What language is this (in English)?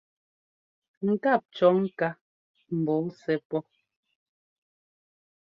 Ngomba